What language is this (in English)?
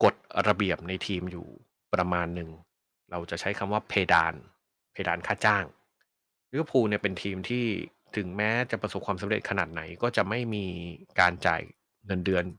Thai